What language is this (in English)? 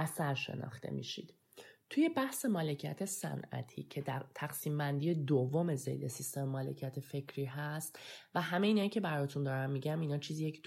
Persian